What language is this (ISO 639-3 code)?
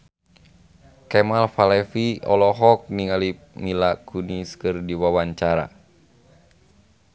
sun